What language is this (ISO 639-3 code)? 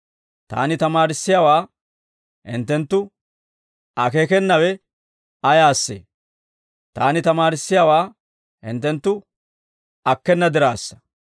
dwr